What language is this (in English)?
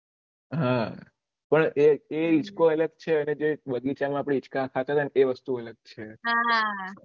Gujarati